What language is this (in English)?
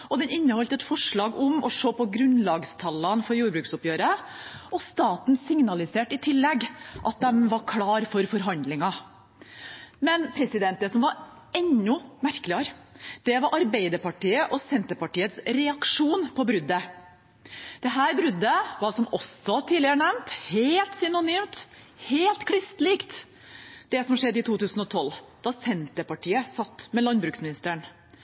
Norwegian Bokmål